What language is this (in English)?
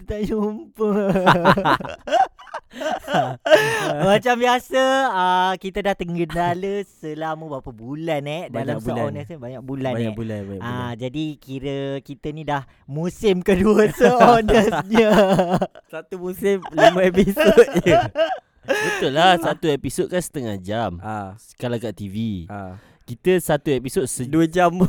Malay